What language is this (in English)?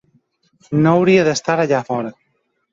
Catalan